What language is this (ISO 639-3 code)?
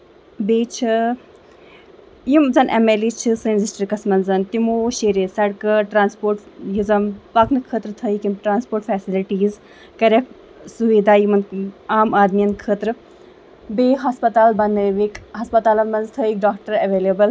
kas